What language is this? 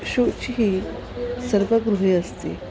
Sanskrit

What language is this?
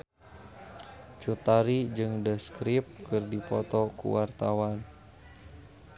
Sundanese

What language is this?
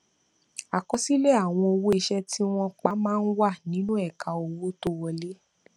Yoruba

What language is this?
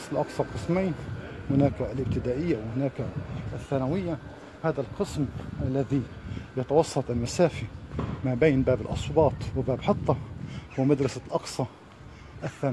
Arabic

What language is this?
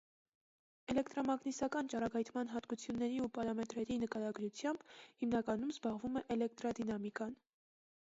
Armenian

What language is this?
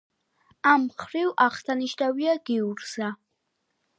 Georgian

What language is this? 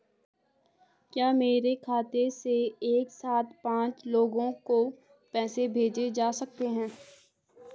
Hindi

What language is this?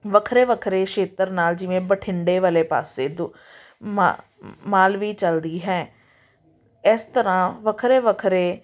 Punjabi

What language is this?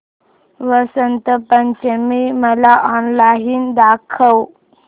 Marathi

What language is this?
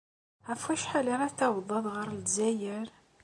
Kabyle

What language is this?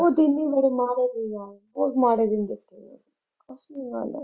Punjabi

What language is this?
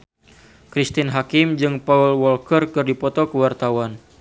Sundanese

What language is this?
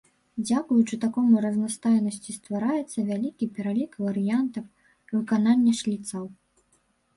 Belarusian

